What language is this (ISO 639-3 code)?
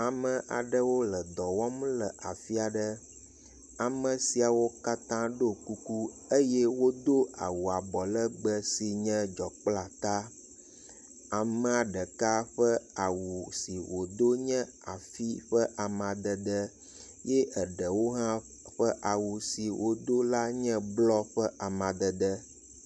ewe